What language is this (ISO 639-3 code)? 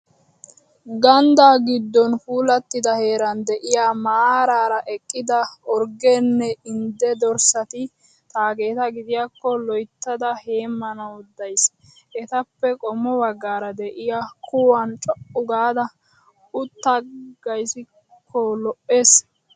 wal